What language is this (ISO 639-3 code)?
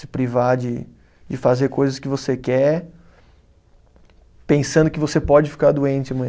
por